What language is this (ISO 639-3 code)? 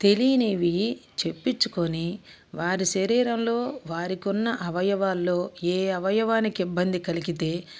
tel